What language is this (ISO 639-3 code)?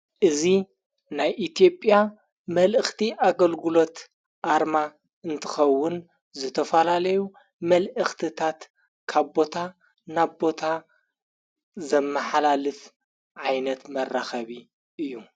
tir